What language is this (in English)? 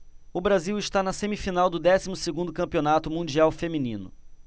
Portuguese